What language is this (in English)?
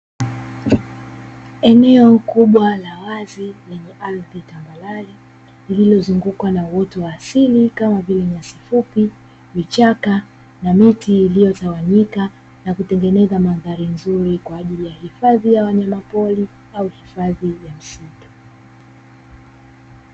Swahili